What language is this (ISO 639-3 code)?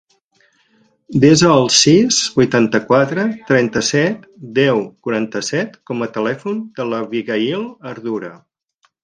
cat